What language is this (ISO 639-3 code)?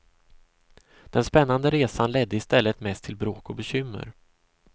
swe